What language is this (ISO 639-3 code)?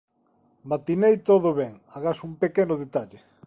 glg